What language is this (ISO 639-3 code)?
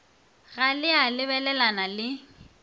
nso